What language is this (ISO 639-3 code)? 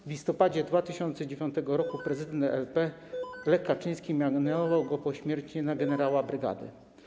pol